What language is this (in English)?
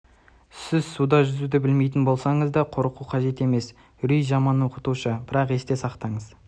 Kazakh